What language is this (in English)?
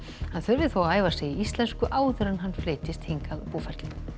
Icelandic